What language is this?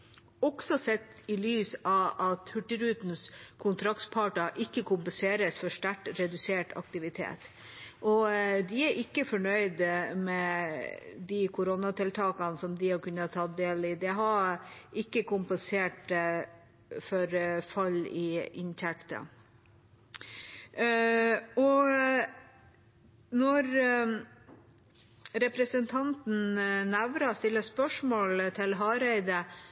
Norwegian Bokmål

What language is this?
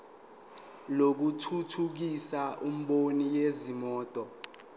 Zulu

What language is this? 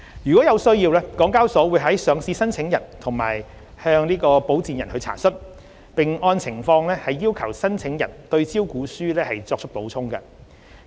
Cantonese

